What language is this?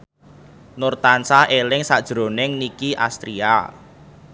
Javanese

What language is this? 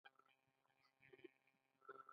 Pashto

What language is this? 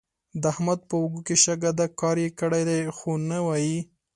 Pashto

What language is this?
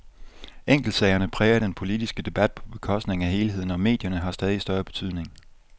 Danish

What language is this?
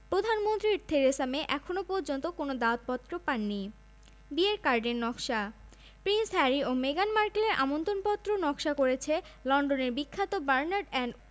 Bangla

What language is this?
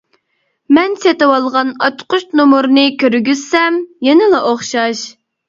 Uyghur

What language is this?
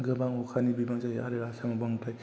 Bodo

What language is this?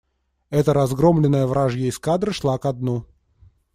Russian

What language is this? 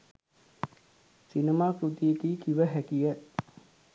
Sinhala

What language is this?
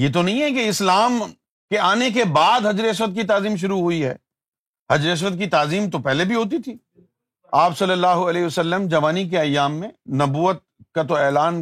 Urdu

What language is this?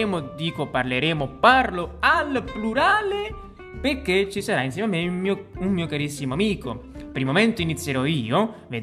Italian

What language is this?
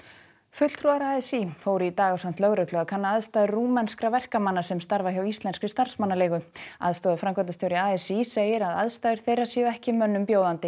Icelandic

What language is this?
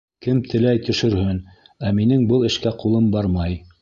Bashkir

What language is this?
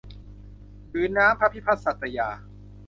Thai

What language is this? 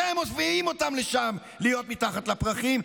Hebrew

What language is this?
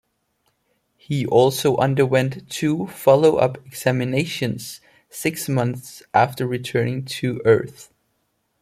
English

